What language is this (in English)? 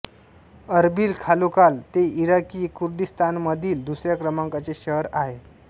Marathi